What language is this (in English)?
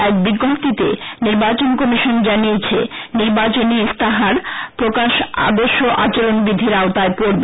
Bangla